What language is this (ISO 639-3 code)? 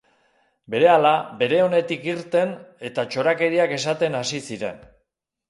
eus